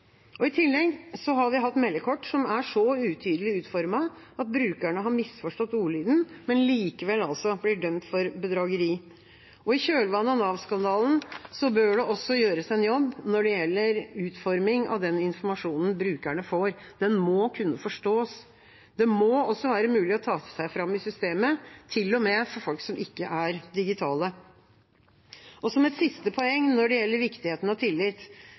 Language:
Norwegian Bokmål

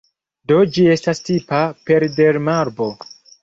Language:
Esperanto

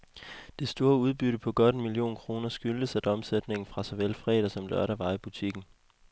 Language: Danish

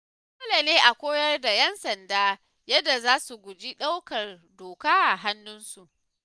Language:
Hausa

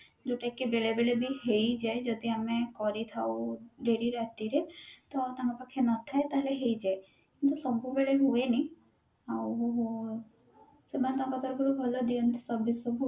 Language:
Odia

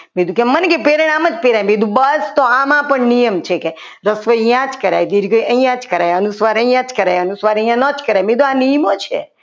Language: Gujarati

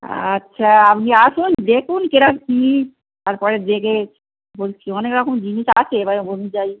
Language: Bangla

